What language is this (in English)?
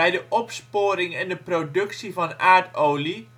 Dutch